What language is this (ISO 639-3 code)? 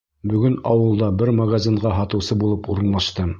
bak